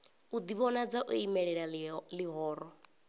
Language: Venda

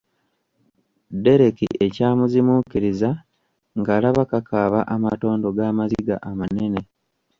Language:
Ganda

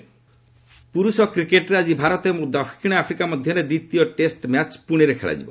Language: Odia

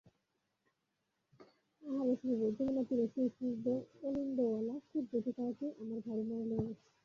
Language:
Bangla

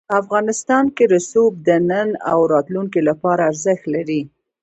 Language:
Pashto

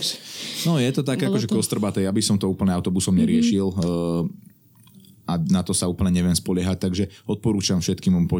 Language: Slovak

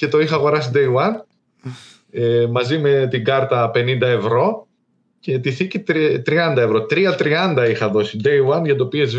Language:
Greek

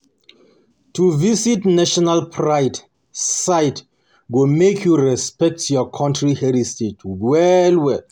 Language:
Nigerian Pidgin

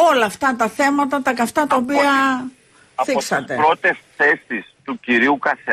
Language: Greek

